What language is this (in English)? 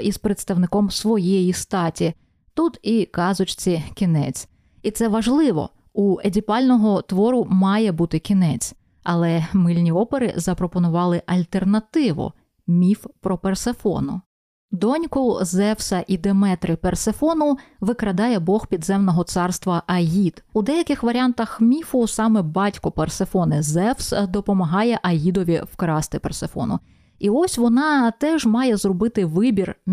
Ukrainian